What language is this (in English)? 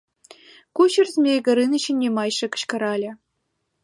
Mari